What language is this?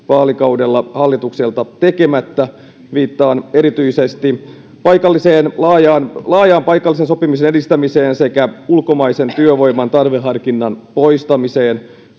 Finnish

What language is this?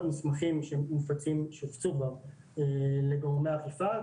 Hebrew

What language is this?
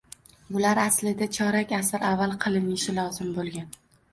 Uzbek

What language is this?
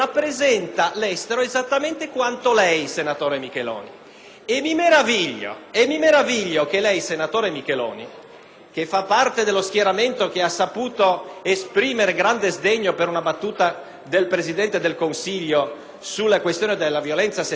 Italian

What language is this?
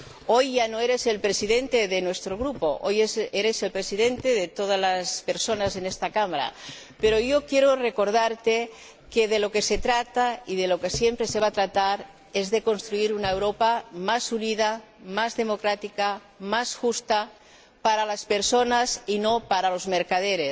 Spanish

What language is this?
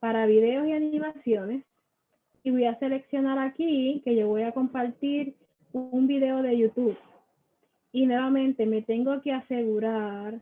Spanish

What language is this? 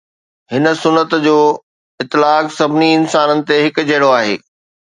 Sindhi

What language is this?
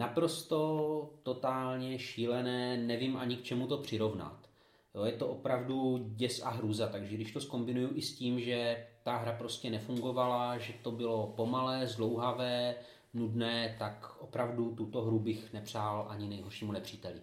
Czech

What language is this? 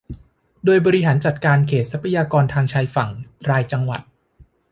Thai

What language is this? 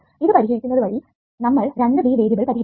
Malayalam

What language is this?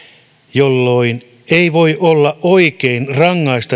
Finnish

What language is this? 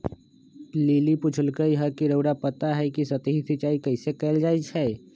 Magahi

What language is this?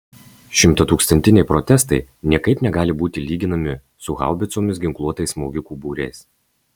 Lithuanian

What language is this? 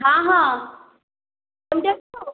Odia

